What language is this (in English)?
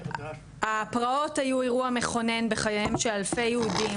Hebrew